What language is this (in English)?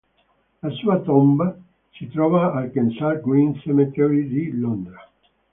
Italian